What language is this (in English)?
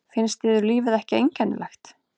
Icelandic